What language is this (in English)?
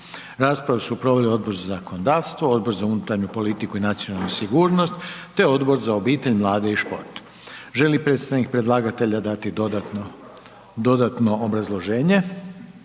Croatian